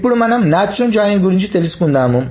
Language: Telugu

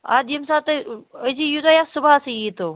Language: Kashmiri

